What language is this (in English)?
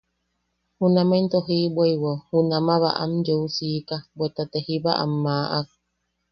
Yaqui